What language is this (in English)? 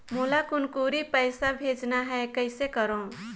Chhattisgarhi